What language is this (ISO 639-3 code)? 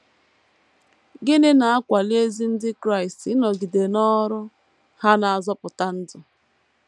ibo